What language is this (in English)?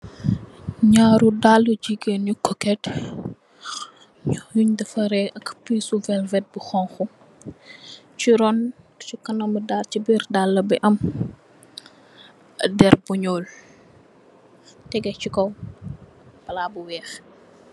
Wolof